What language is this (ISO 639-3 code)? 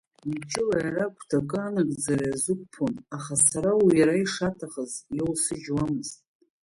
abk